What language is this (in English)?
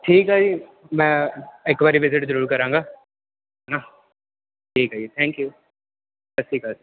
Punjabi